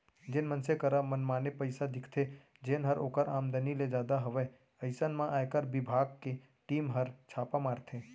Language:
Chhattisgarhi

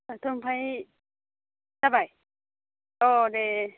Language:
Bodo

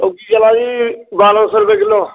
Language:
Dogri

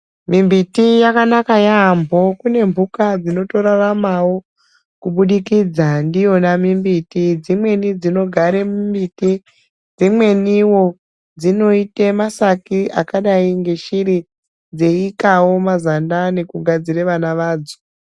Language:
Ndau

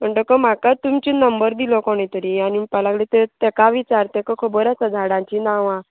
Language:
Konkani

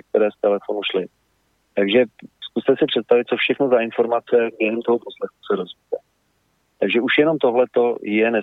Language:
Czech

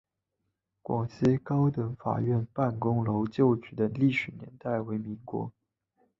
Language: Chinese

